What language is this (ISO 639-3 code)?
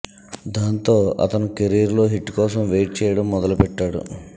tel